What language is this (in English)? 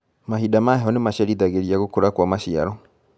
Kikuyu